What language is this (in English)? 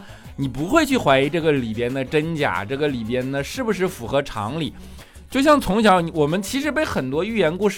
Chinese